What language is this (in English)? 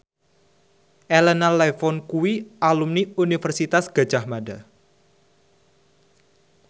Javanese